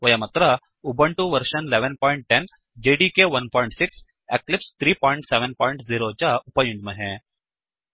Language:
Sanskrit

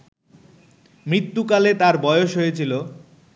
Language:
Bangla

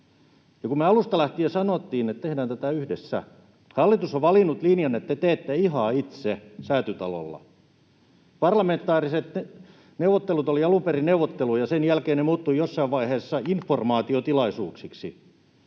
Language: Finnish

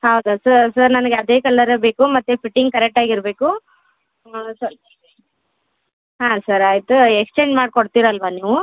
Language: Kannada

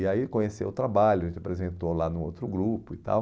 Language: Portuguese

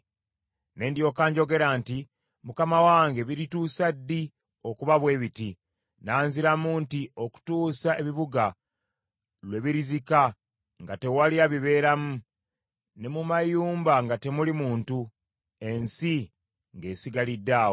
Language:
Ganda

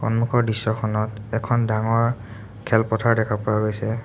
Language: Assamese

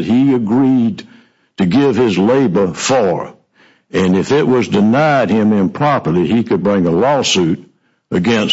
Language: English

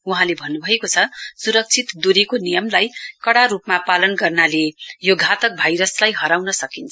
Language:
Nepali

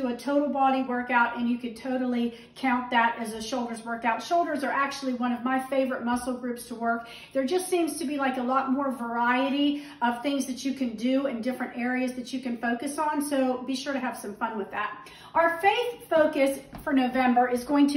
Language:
English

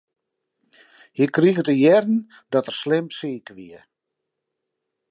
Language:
Western Frisian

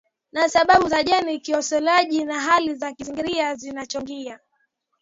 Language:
Swahili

